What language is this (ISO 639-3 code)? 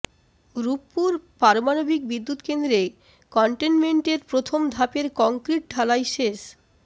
ben